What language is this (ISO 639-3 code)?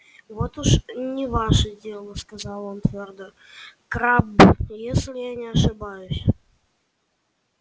rus